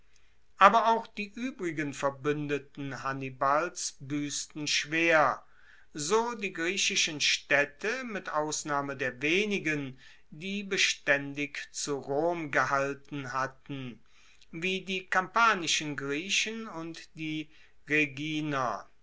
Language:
German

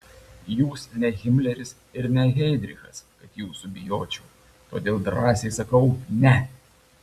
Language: Lithuanian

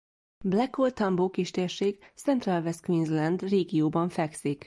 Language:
Hungarian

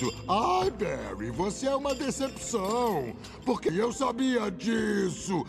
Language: Portuguese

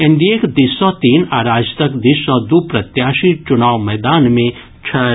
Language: Maithili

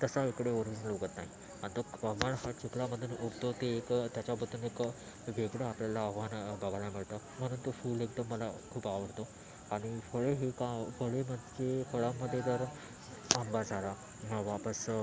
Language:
Marathi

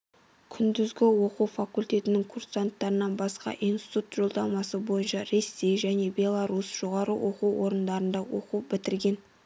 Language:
Kazakh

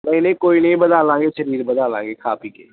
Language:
Punjabi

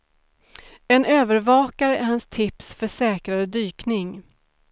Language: Swedish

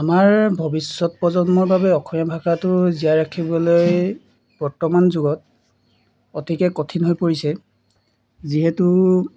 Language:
Assamese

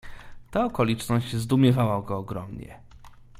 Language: Polish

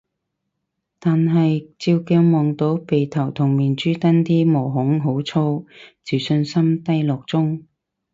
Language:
Cantonese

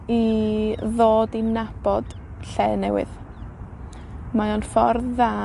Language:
Welsh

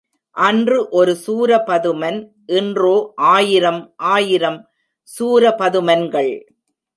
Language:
Tamil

